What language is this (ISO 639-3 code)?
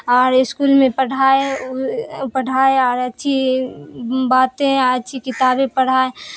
urd